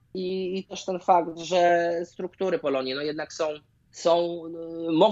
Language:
Polish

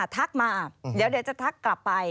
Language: Thai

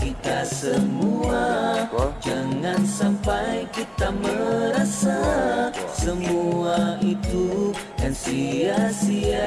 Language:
Indonesian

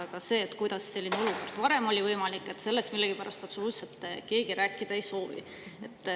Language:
Estonian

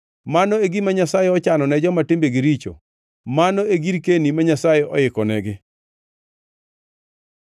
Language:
Luo (Kenya and Tanzania)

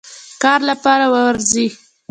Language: Pashto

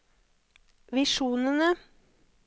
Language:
Norwegian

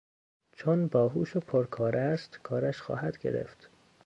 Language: Persian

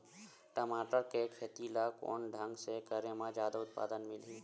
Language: Chhattisgarhi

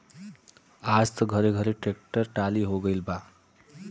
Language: Bhojpuri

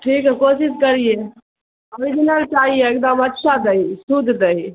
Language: Urdu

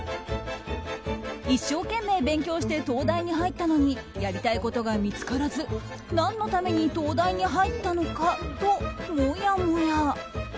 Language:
Japanese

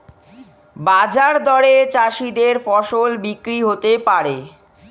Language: Bangla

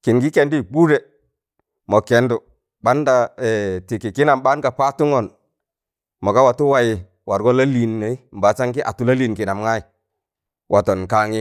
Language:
Tangale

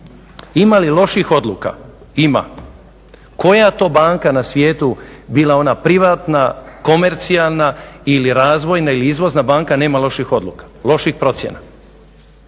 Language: Croatian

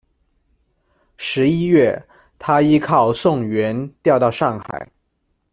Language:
Chinese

